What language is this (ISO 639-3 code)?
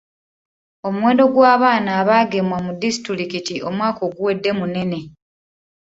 lug